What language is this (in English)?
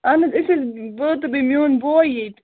Kashmiri